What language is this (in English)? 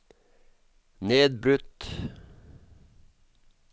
Norwegian